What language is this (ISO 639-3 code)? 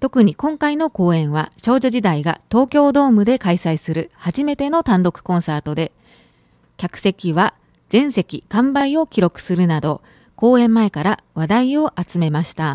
jpn